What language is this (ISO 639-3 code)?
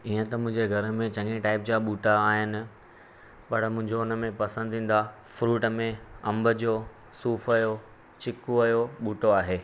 snd